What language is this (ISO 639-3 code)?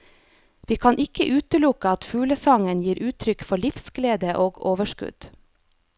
nor